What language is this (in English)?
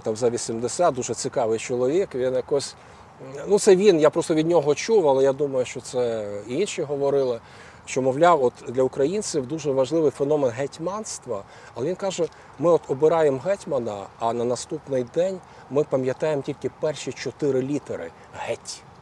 Ukrainian